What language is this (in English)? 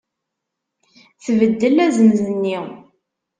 Kabyle